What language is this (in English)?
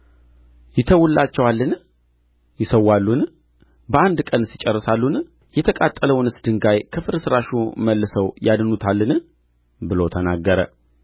Amharic